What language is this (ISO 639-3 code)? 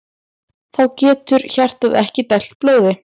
isl